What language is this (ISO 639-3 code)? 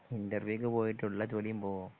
mal